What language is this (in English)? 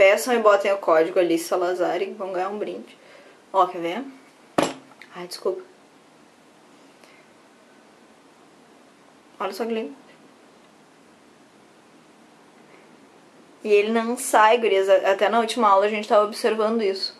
Portuguese